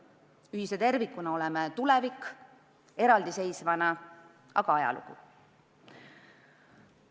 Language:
Estonian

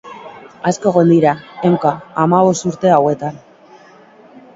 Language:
Basque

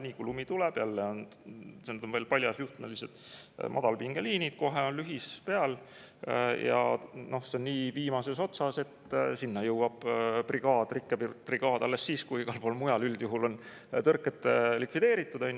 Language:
Estonian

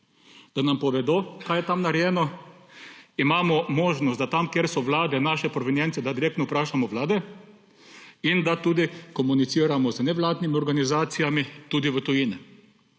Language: Slovenian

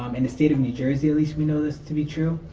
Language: English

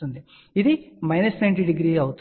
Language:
Telugu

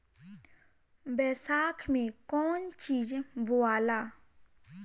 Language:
Bhojpuri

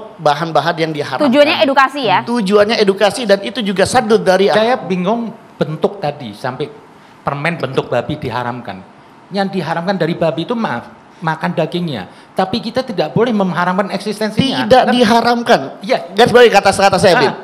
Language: Indonesian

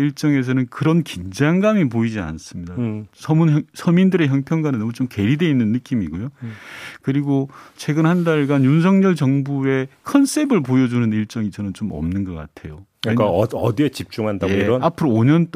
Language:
Korean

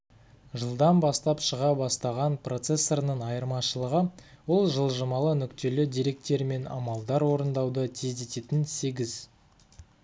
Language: Kazakh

